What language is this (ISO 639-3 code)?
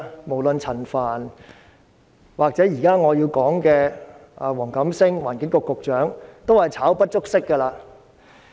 yue